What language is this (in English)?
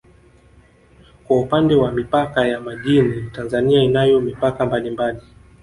Swahili